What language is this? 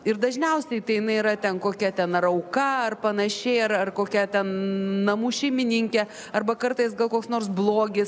Lithuanian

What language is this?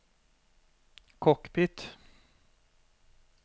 Norwegian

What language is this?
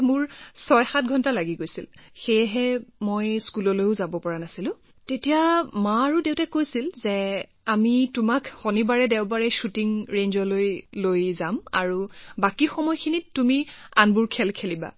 Assamese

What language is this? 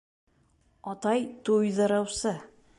Bashkir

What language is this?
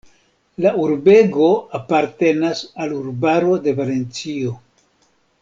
Esperanto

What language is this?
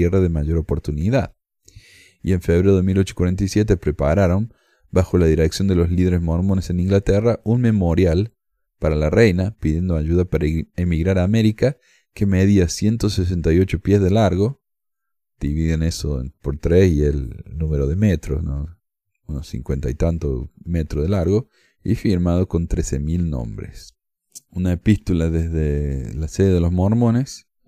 Spanish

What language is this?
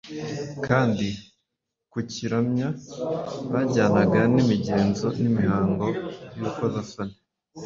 Kinyarwanda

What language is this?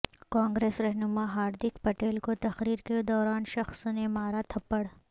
Urdu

